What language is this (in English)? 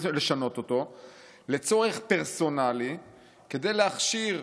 Hebrew